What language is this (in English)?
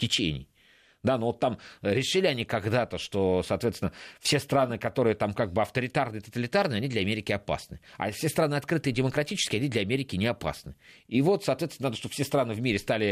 Russian